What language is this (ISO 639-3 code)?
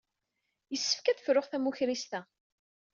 kab